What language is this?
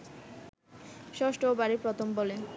Bangla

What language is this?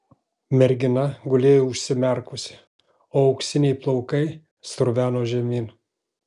Lithuanian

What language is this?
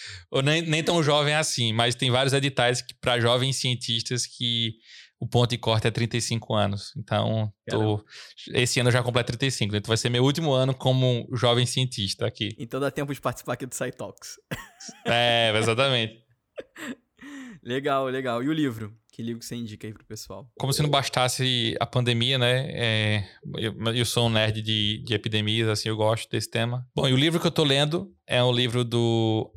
Portuguese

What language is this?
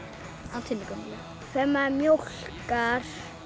Icelandic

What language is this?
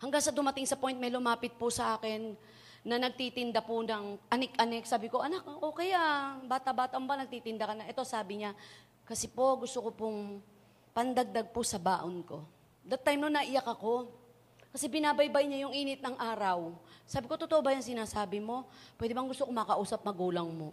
Filipino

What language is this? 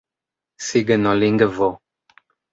Esperanto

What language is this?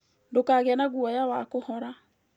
Kikuyu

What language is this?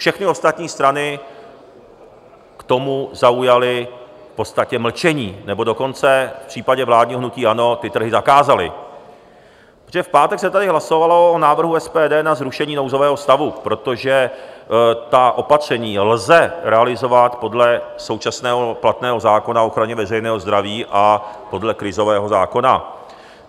Czech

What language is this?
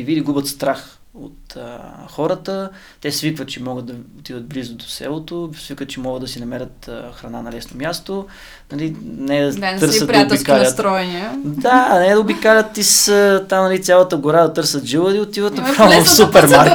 Bulgarian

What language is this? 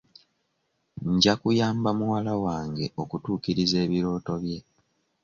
Ganda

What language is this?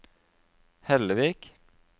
Norwegian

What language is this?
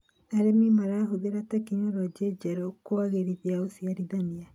Kikuyu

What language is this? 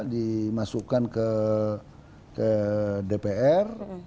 Indonesian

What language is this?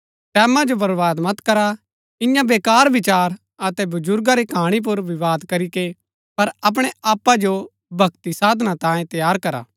Gaddi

